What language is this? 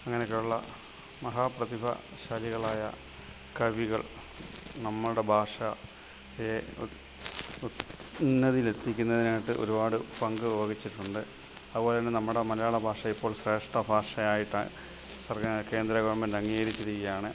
Malayalam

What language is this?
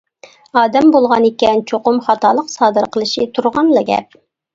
Uyghur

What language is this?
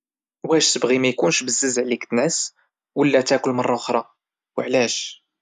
Moroccan Arabic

